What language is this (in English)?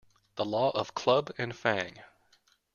English